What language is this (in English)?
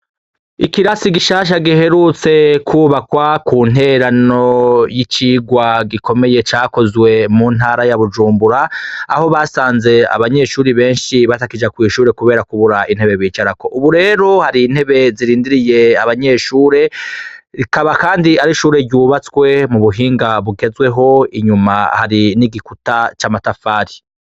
Rundi